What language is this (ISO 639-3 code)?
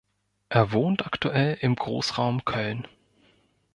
deu